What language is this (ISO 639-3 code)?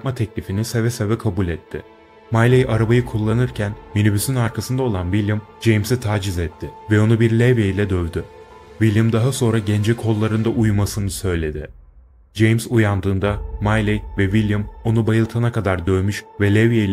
tur